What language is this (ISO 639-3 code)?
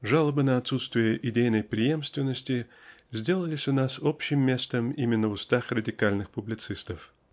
rus